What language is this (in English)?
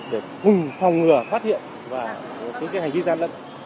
Vietnamese